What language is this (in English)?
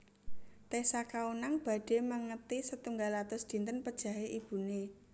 Javanese